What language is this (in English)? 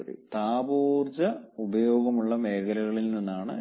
Malayalam